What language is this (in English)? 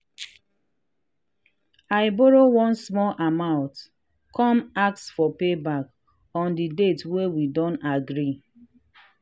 Nigerian Pidgin